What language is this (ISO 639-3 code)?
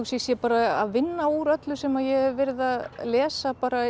isl